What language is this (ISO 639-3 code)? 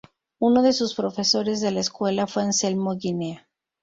spa